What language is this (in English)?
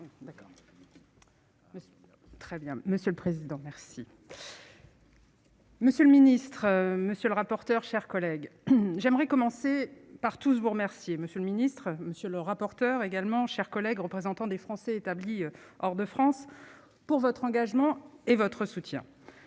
French